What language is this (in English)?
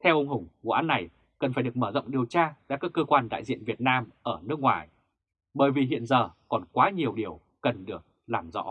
Vietnamese